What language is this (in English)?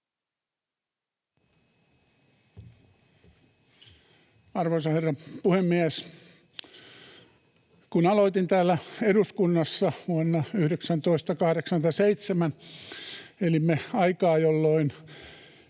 Finnish